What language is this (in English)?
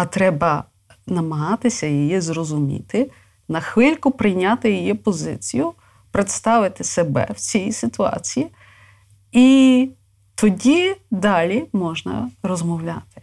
Ukrainian